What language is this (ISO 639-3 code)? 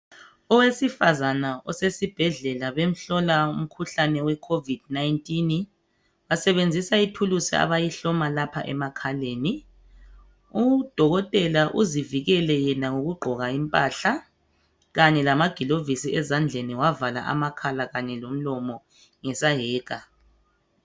nde